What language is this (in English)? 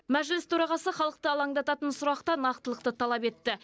Kazakh